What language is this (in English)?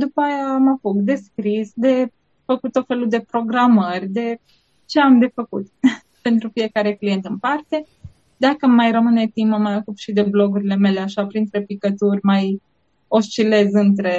Romanian